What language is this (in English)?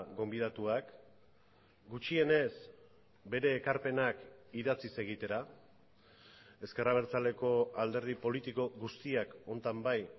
Basque